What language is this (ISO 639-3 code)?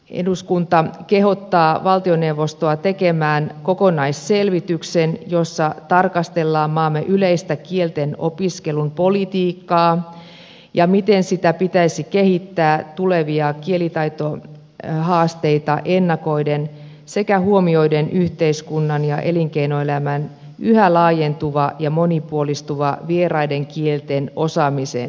fin